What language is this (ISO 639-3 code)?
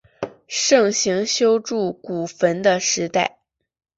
zho